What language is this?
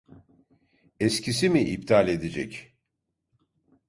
Turkish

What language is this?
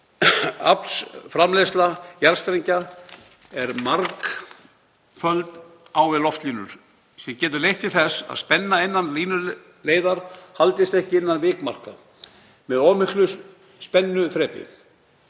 Icelandic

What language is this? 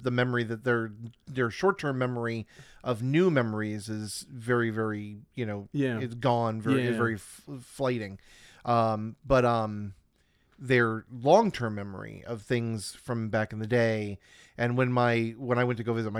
English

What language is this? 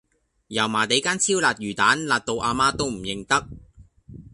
Cantonese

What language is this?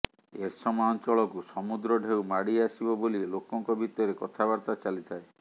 Odia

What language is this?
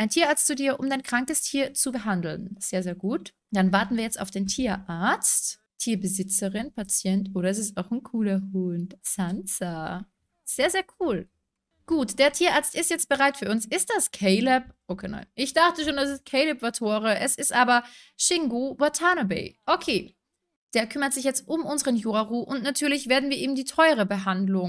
German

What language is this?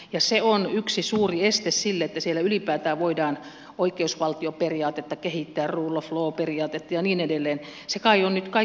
Finnish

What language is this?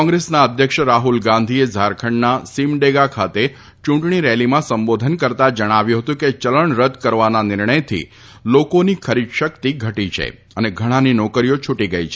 Gujarati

